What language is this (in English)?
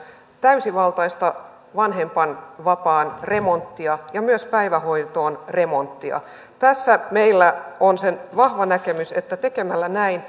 Finnish